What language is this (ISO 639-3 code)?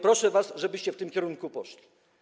pol